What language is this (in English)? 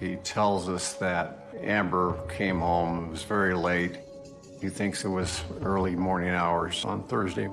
English